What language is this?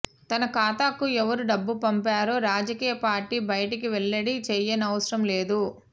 Telugu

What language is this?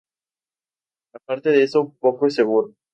Spanish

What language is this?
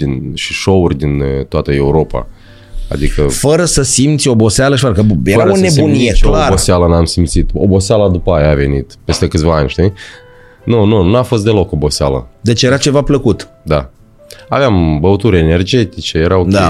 Romanian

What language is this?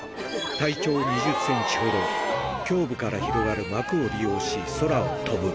Japanese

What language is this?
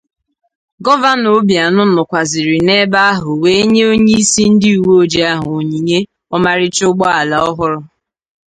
Igbo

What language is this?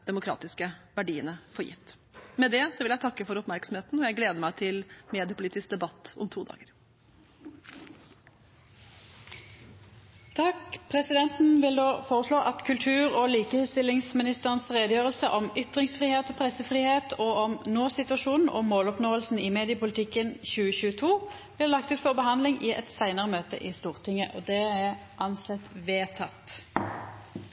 Norwegian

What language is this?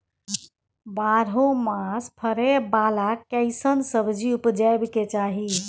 Maithili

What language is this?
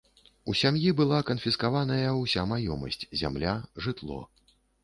Belarusian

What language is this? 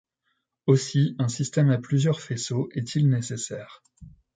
French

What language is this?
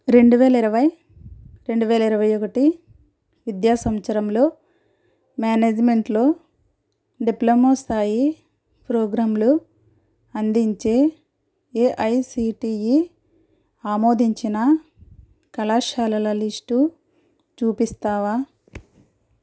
Telugu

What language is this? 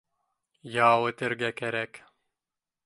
Bashkir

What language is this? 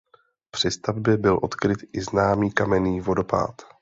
Czech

